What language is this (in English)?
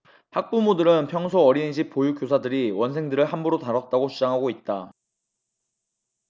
Korean